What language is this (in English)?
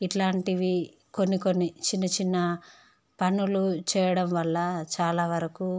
Telugu